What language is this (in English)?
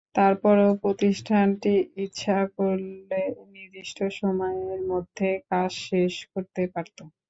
Bangla